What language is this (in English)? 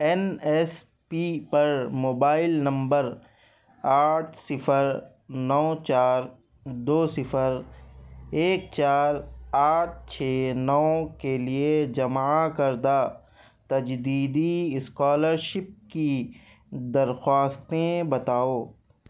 Urdu